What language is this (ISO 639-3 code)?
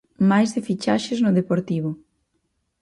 glg